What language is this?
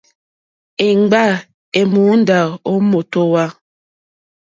Mokpwe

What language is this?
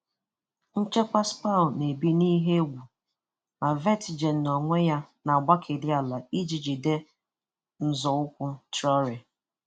Igbo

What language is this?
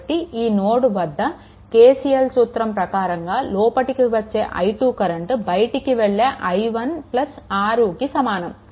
Telugu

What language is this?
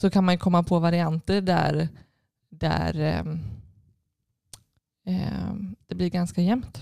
Swedish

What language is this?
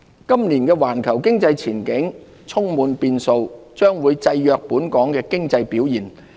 Cantonese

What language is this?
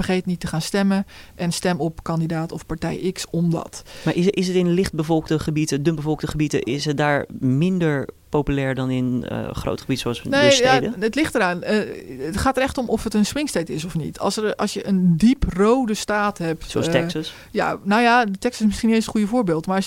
Dutch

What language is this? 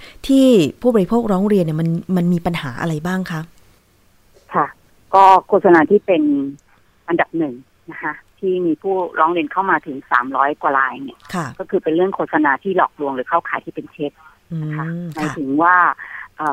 Thai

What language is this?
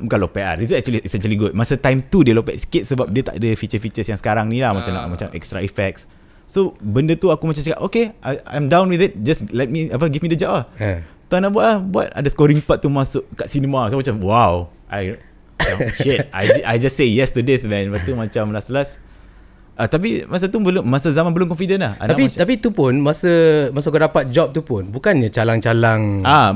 Malay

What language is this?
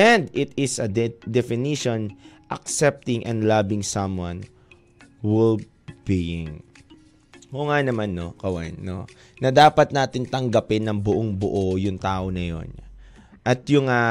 Filipino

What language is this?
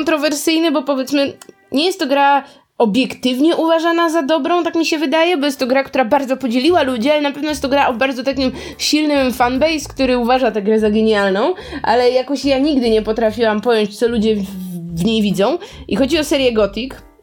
Polish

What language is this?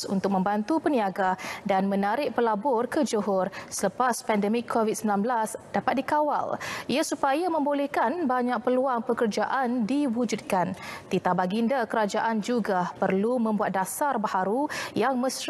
Malay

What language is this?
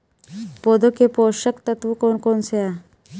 Hindi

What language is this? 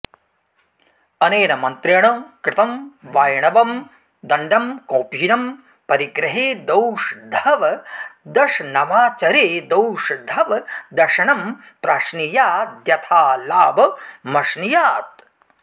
Sanskrit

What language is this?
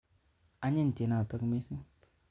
Kalenjin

